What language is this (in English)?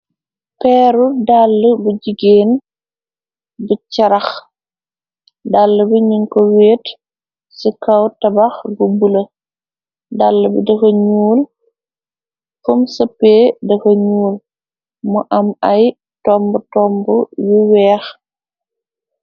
Wolof